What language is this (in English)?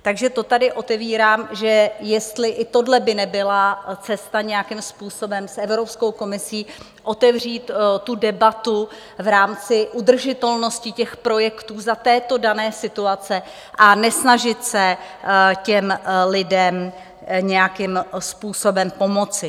Czech